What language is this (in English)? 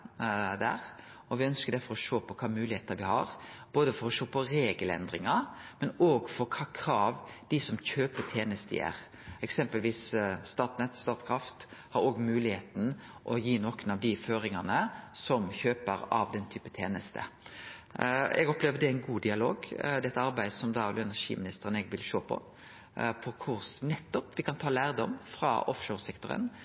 Norwegian Nynorsk